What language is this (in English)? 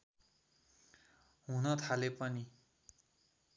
Nepali